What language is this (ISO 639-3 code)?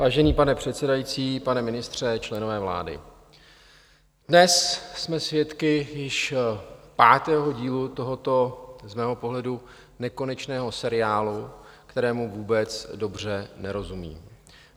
ces